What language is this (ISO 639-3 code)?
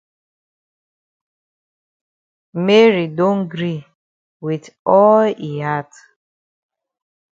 wes